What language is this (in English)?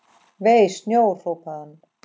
Icelandic